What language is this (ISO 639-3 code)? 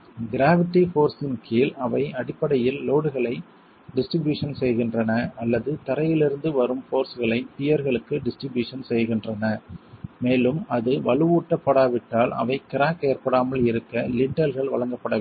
tam